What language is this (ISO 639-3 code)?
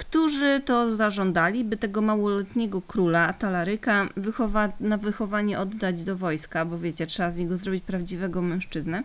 pol